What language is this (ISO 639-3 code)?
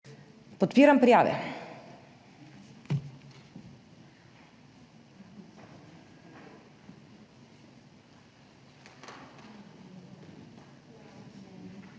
slv